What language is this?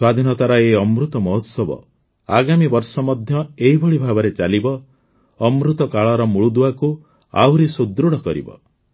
Odia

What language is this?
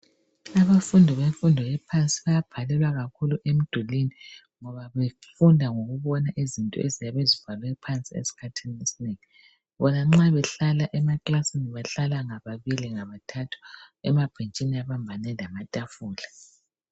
North Ndebele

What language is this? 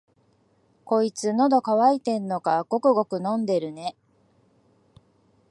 Japanese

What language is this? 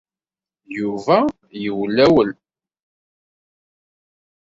Kabyle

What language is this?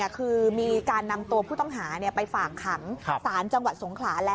Thai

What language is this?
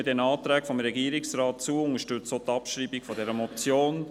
Swiss German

